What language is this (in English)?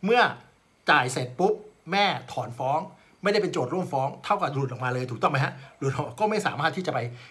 Thai